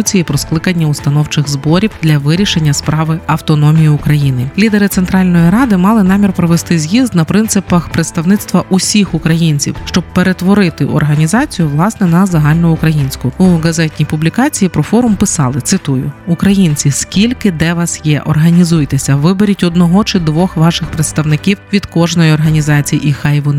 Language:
Ukrainian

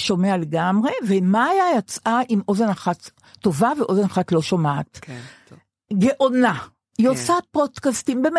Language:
Hebrew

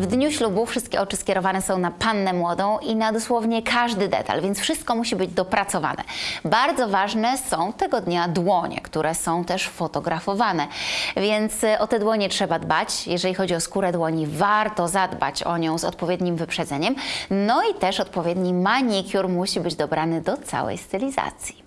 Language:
Polish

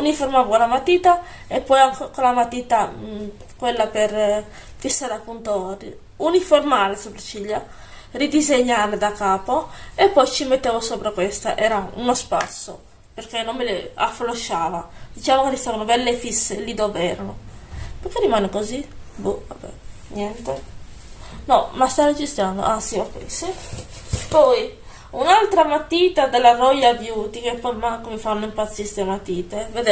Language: Italian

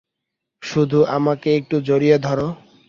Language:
Bangla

